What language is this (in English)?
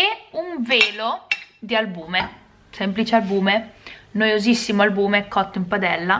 Italian